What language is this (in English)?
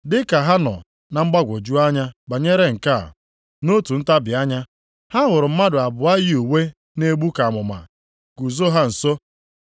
Igbo